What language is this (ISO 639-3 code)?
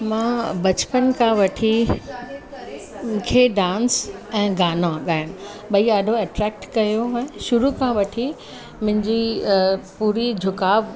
snd